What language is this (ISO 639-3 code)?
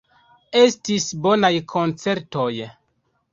epo